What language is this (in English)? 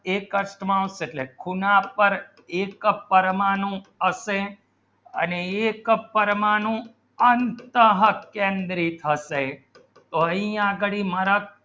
Gujarati